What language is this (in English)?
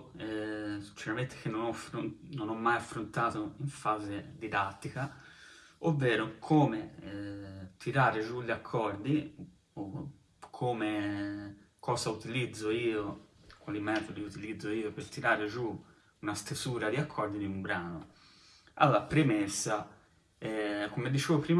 Italian